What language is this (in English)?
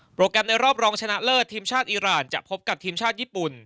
Thai